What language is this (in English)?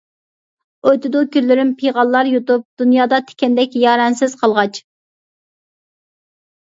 Uyghur